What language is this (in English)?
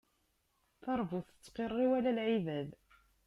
Kabyle